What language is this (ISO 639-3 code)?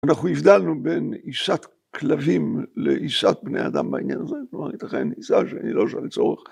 heb